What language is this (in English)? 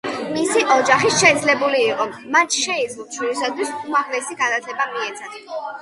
Georgian